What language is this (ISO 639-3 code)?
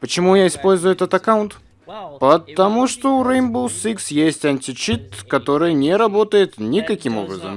rus